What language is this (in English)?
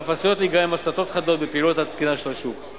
Hebrew